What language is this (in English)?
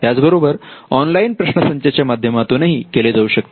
Marathi